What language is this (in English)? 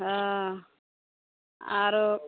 Maithili